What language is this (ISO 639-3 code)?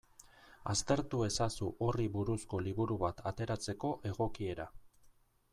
eus